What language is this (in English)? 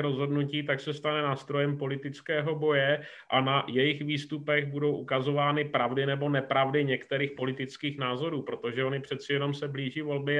Czech